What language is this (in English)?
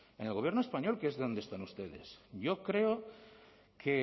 Spanish